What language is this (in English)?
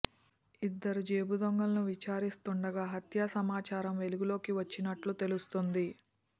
Telugu